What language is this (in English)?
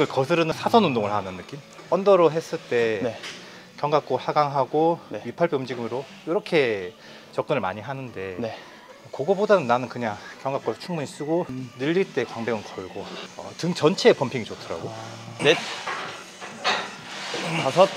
Korean